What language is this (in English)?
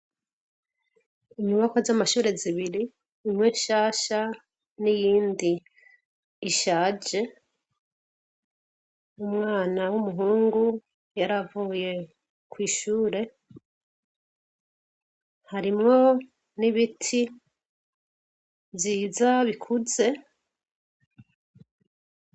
Rundi